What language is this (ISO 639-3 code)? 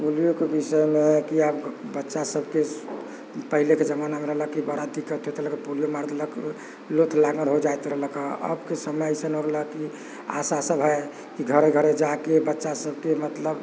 mai